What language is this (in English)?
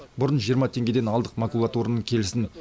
Kazakh